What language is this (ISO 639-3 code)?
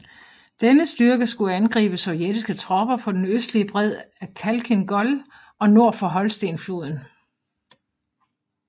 dan